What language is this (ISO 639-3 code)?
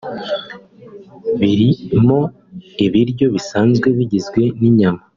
kin